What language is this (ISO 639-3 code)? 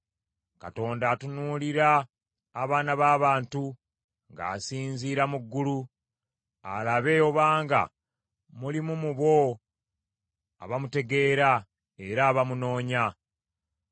lug